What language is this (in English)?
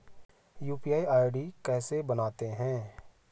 Hindi